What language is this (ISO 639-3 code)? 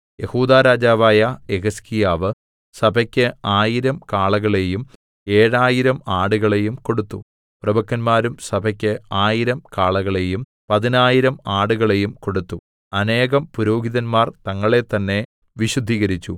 mal